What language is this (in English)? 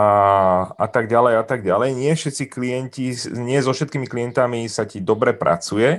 Czech